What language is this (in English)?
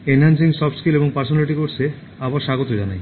Bangla